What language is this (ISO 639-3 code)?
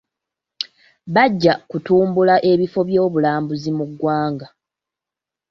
lug